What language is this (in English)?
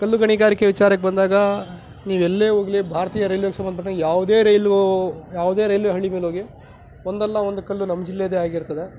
Kannada